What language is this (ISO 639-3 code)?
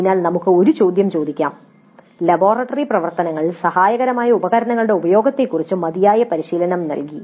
mal